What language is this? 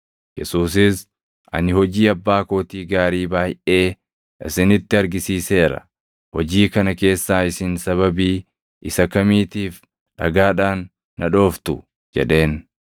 Oromo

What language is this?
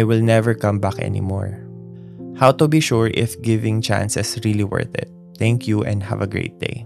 Filipino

